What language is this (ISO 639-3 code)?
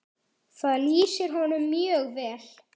isl